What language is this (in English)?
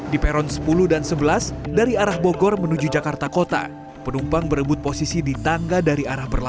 Indonesian